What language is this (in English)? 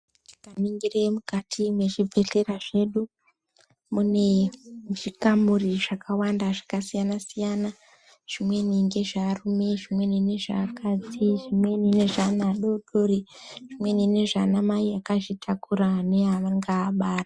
Ndau